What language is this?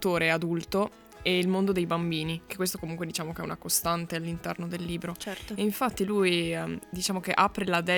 Italian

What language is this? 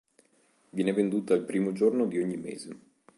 Italian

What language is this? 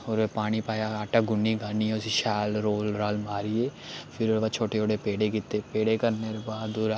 Dogri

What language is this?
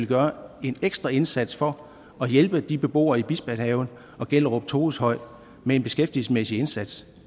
Danish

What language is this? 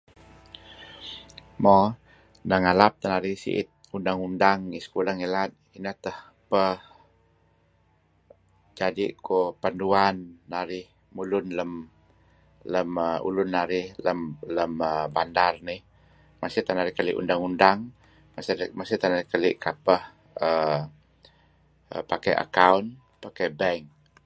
Kelabit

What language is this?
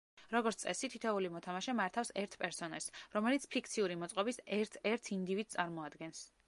Georgian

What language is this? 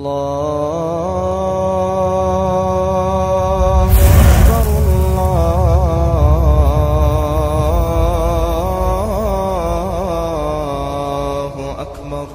Arabic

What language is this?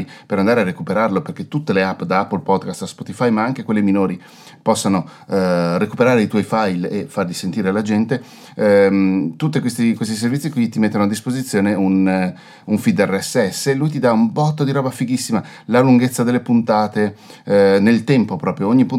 Italian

